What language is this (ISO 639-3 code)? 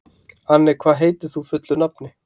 isl